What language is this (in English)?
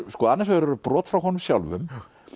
Icelandic